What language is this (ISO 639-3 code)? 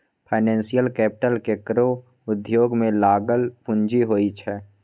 mai